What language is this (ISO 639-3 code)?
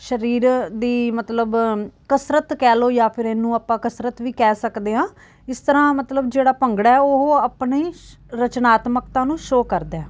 pan